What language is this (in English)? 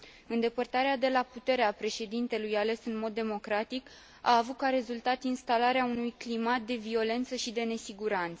Romanian